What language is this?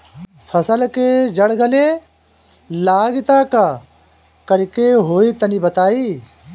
Bhojpuri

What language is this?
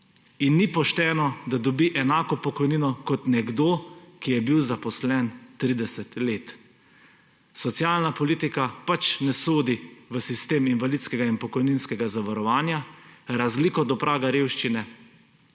Slovenian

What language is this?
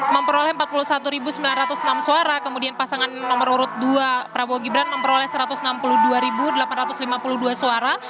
Indonesian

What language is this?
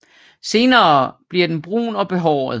Danish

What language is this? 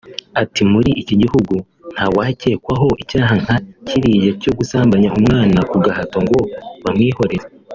Kinyarwanda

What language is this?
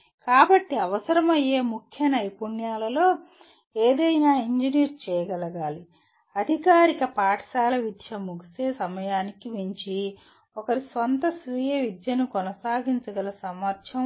Telugu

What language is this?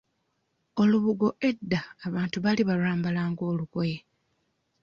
Ganda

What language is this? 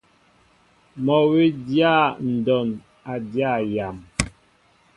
Mbo (Cameroon)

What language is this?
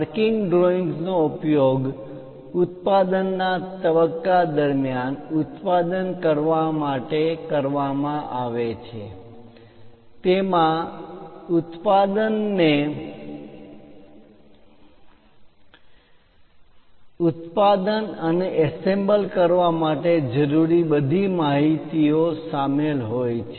Gujarati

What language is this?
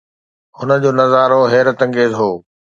Sindhi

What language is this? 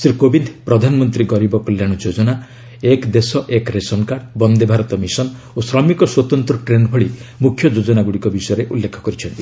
Odia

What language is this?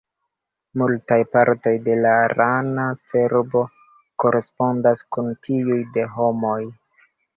Esperanto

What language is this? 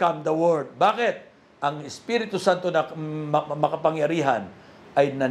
Filipino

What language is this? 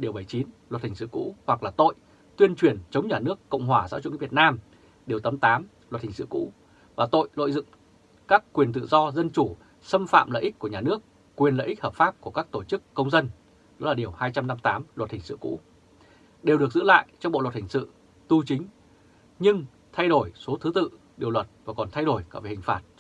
Vietnamese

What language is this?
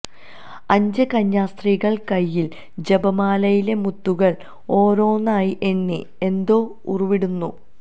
Malayalam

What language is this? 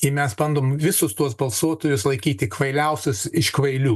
Lithuanian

